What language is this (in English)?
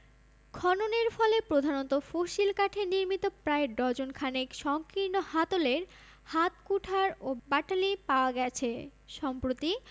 Bangla